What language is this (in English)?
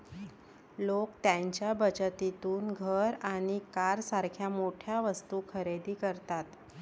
Marathi